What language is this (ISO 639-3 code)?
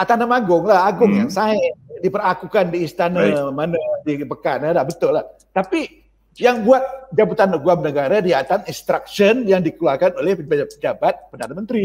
msa